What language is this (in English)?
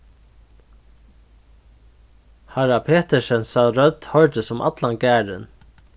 Faroese